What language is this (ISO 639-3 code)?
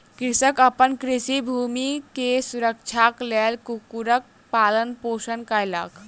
mai